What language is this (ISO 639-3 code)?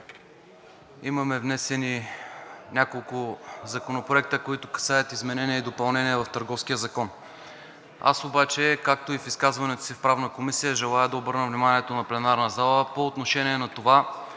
bul